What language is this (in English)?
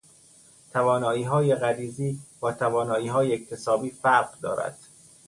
Persian